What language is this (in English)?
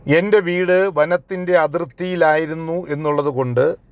Malayalam